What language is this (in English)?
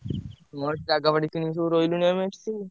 Odia